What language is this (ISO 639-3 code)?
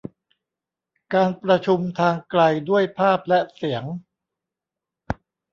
tha